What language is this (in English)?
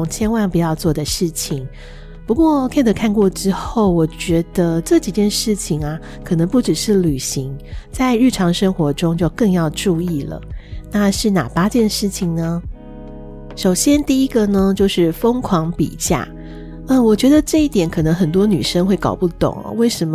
Chinese